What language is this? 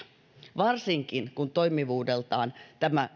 Finnish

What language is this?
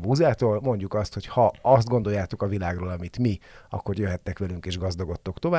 Hungarian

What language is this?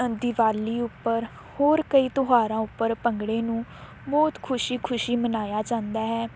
Punjabi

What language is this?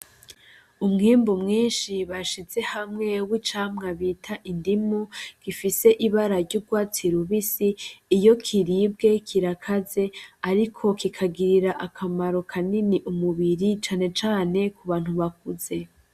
Rundi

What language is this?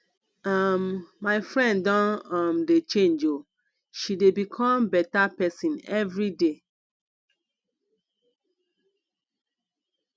Nigerian Pidgin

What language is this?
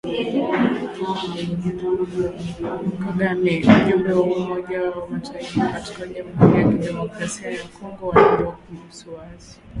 Swahili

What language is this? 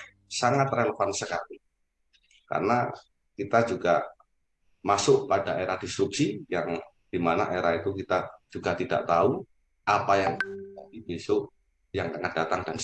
Indonesian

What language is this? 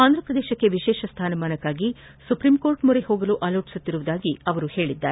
Kannada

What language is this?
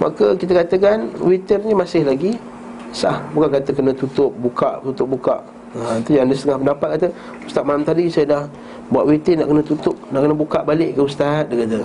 Malay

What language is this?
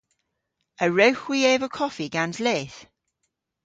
Cornish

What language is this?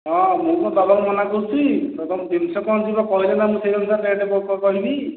Odia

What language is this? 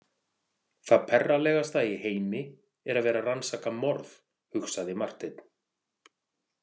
Icelandic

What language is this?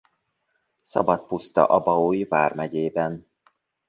Hungarian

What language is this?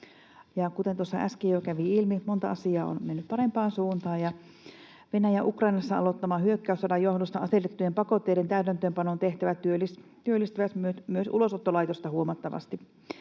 Finnish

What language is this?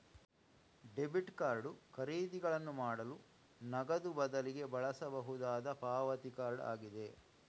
Kannada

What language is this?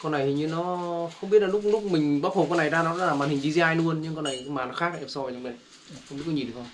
Vietnamese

